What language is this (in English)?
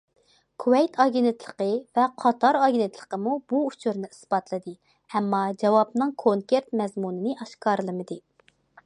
Uyghur